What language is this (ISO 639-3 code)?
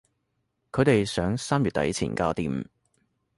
yue